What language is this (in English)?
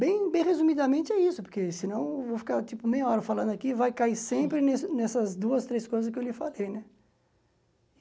Portuguese